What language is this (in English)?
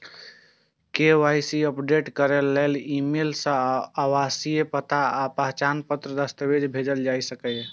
Maithili